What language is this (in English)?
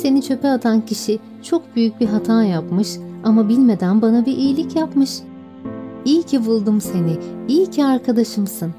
Turkish